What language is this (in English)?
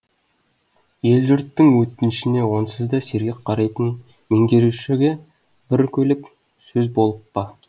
Kazakh